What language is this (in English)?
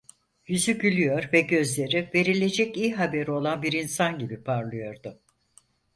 Turkish